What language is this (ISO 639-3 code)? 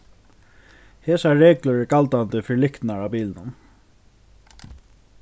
fao